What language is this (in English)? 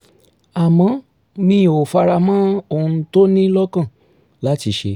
Yoruba